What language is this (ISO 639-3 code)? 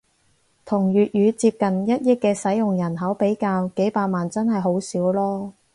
yue